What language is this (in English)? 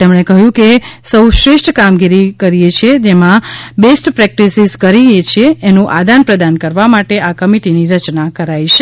Gujarati